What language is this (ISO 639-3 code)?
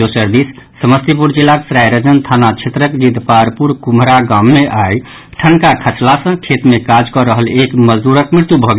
mai